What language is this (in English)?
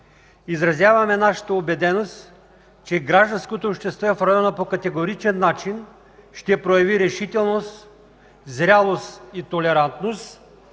Bulgarian